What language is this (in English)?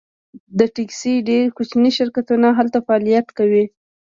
Pashto